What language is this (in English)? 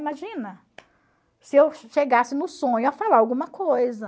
Portuguese